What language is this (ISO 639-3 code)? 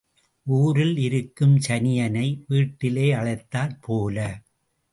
tam